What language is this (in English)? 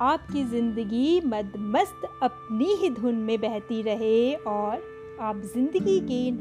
Hindi